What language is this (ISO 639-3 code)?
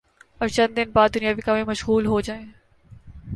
urd